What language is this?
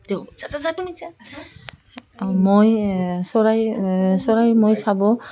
Assamese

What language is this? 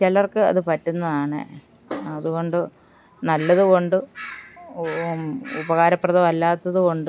Malayalam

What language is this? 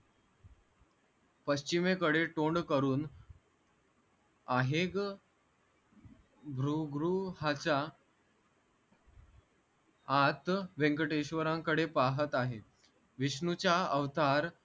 Marathi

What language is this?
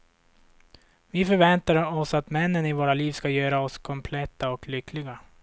Swedish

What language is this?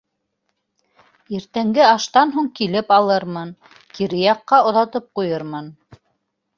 Bashkir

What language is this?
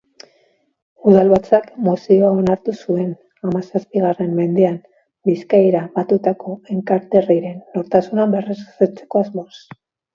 Basque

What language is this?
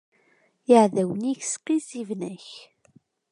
Kabyle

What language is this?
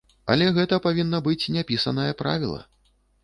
Belarusian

